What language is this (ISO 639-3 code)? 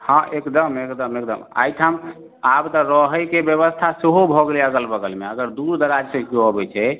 mai